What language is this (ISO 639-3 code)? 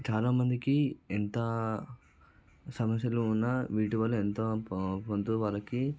tel